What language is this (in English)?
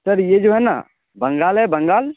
Urdu